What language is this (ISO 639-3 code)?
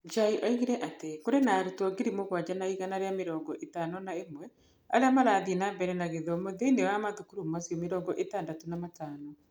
kik